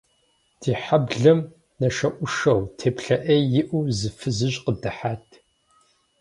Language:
Kabardian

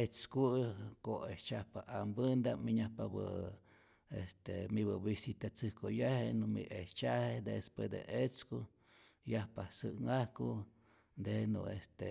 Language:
Rayón Zoque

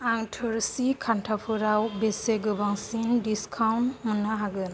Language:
Bodo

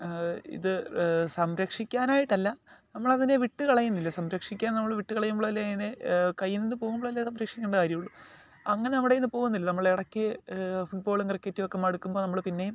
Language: Malayalam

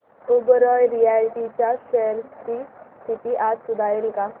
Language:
Marathi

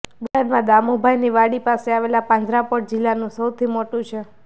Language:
Gujarati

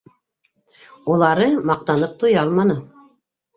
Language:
Bashkir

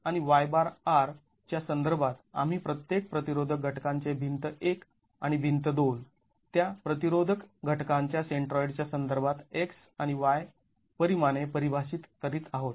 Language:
Marathi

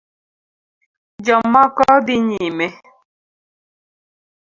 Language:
Luo (Kenya and Tanzania)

